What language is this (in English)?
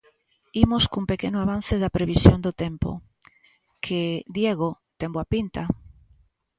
Galician